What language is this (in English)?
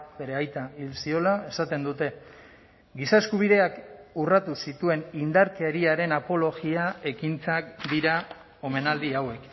Basque